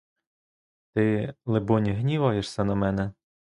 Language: Ukrainian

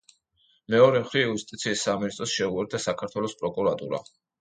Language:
Georgian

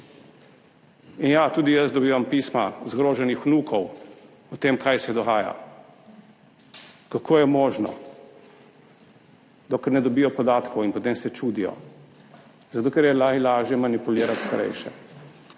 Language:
Slovenian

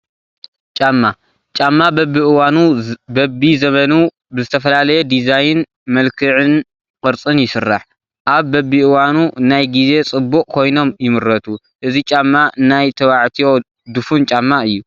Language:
Tigrinya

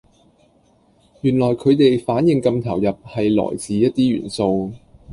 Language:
Cantonese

